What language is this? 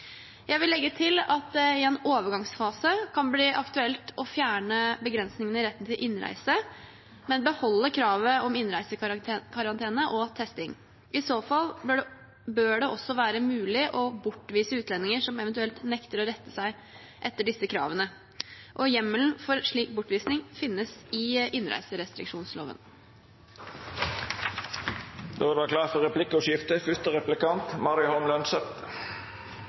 Norwegian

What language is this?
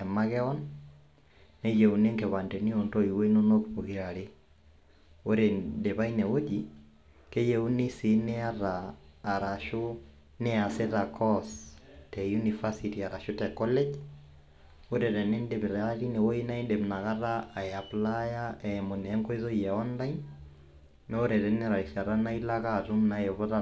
Masai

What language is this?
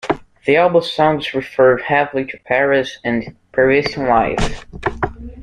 English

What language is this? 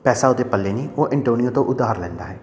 Punjabi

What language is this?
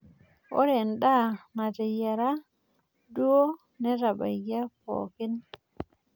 Masai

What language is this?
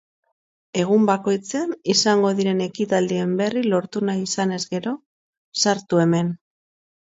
Basque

